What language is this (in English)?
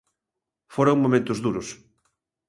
Galician